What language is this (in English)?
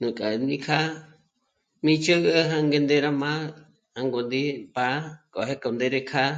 Michoacán Mazahua